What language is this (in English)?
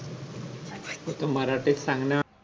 Marathi